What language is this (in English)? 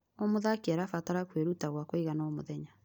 Kikuyu